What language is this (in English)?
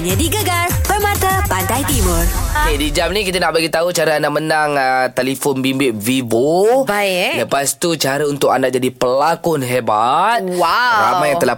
Malay